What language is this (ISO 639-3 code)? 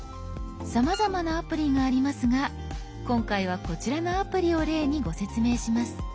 jpn